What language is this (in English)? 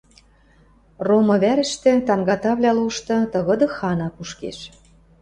Western Mari